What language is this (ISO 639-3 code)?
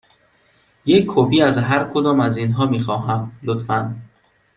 fas